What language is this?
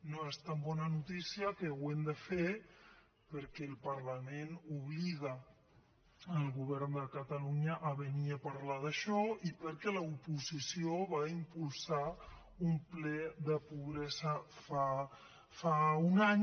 Catalan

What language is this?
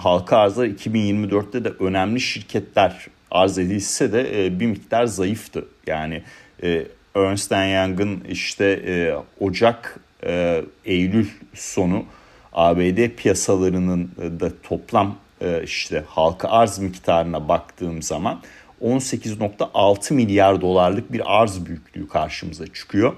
Turkish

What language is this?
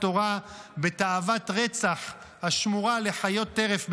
Hebrew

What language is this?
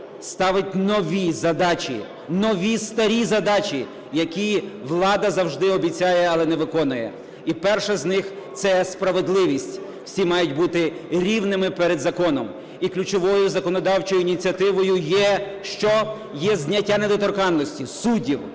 Ukrainian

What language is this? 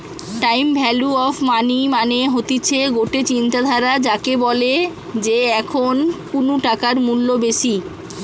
Bangla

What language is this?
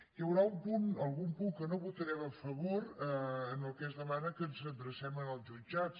Catalan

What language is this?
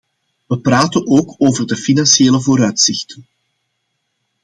Dutch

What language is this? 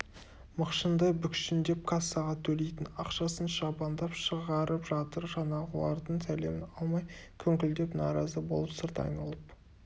Kazakh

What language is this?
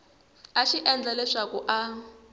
Tsonga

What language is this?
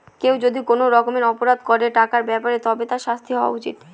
Bangla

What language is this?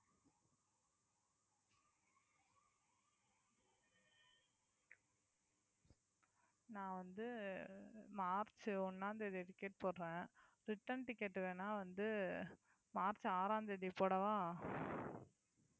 Tamil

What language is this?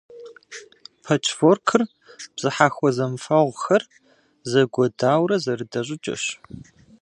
Kabardian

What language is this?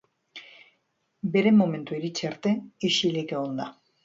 Basque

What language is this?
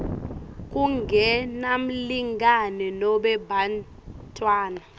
Swati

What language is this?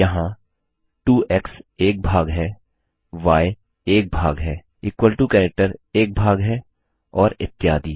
Hindi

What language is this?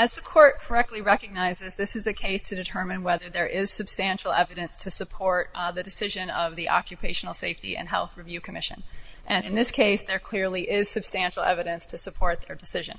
English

